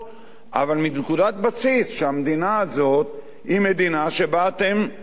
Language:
Hebrew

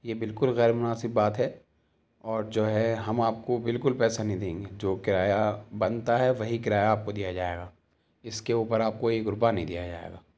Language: Urdu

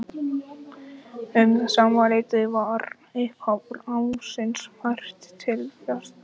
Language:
Icelandic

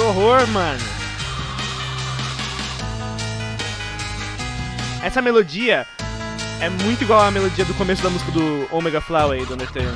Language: Portuguese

